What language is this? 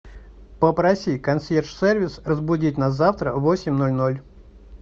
Russian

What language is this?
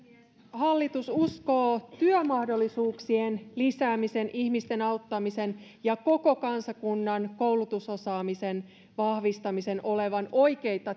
Finnish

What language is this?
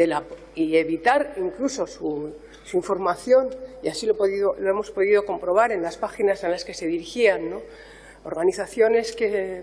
Spanish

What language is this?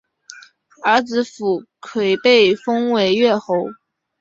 Chinese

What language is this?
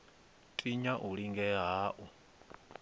Venda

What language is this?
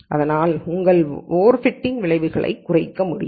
Tamil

